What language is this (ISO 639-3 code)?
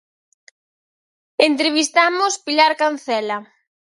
glg